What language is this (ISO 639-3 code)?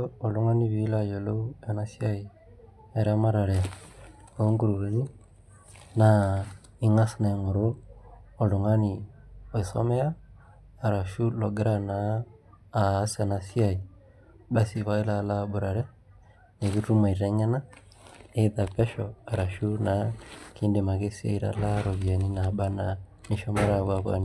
mas